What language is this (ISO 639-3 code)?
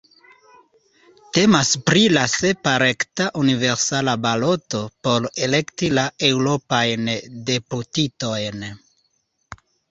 epo